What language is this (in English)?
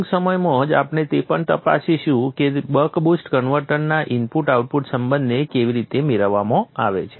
Gujarati